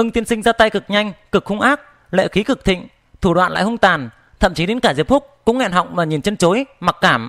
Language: Vietnamese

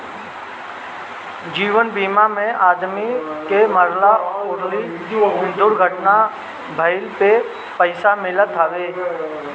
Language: Bhojpuri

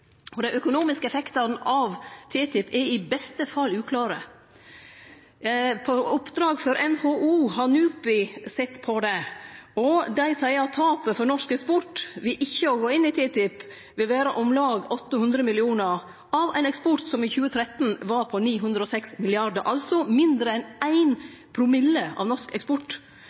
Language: Norwegian Nynorsk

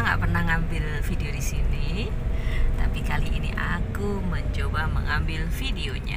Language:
Indonesian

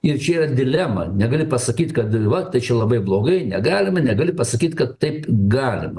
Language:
Lithuanian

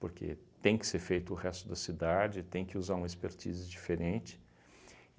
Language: Portuguese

